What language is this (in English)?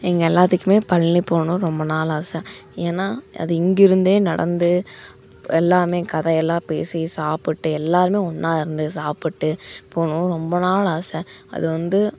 Tamil